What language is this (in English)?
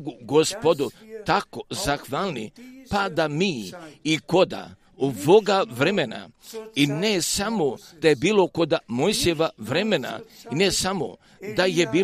Croatian